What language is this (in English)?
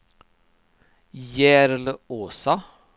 Swedish